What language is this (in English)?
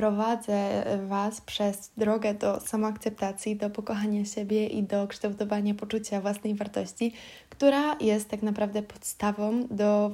Polish